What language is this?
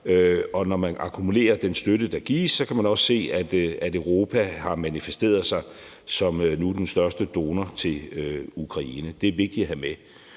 Danish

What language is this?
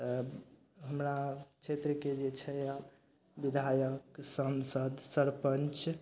Maithili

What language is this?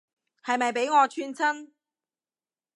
Cantonese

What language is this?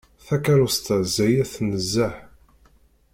Kabyle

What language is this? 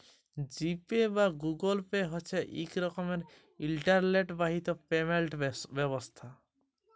Bangla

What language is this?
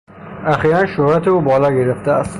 Persian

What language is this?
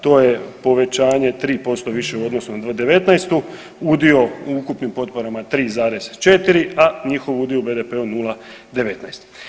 Croatian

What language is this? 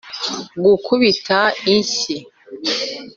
Kinyarwanda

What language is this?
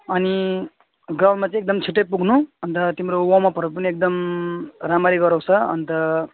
Nepali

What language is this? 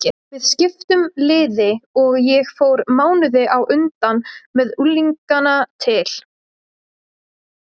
Icelandic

